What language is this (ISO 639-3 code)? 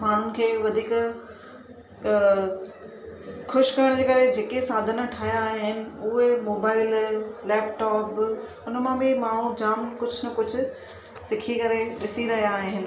snd